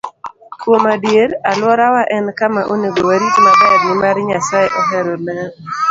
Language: Luo (Kenya and Tanzania)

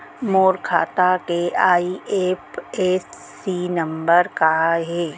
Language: Chhattisgarhi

